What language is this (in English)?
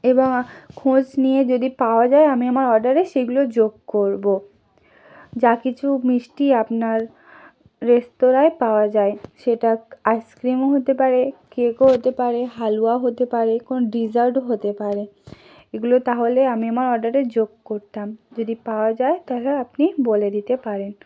Bangla